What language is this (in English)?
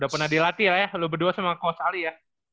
Indonesian